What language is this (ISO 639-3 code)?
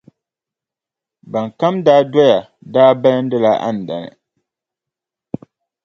dag